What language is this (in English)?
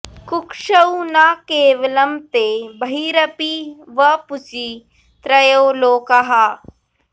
Sanskrit